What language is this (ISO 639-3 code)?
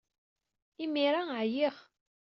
kab